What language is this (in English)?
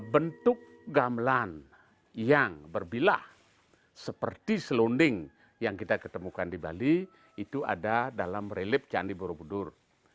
Indonesian